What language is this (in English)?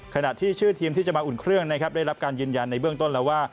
Thai